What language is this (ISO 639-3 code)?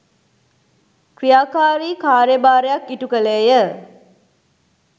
sin